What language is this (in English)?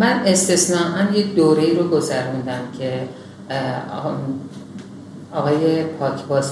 Persian